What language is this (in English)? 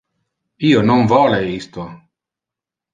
Interlingua